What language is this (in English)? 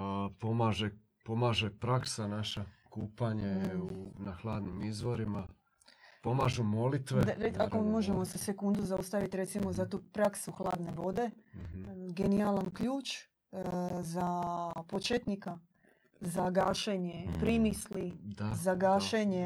Croatian